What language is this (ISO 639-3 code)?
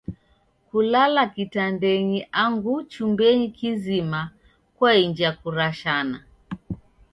dav